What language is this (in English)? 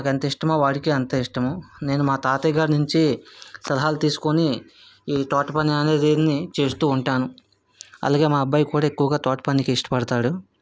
Telugu